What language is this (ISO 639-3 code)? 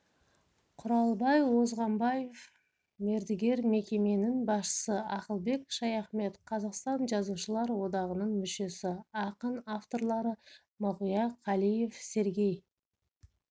kaz